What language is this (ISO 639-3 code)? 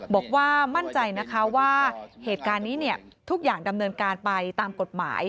tha